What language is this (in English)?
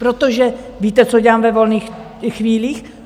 Czech